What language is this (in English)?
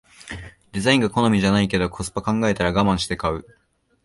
Japanese